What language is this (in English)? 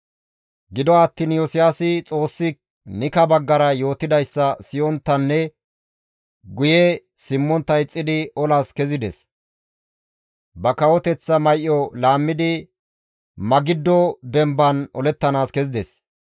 Gamo